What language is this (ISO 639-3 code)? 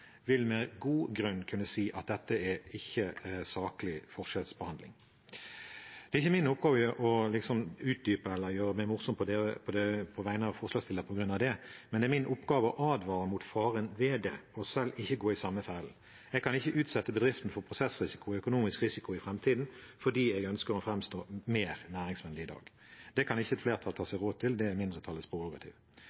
nob